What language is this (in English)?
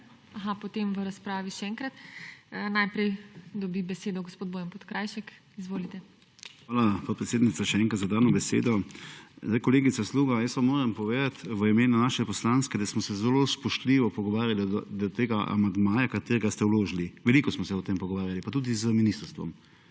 Slovenian